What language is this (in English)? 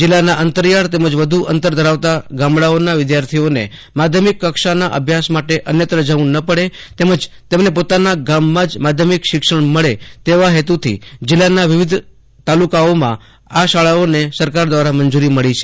Gujarati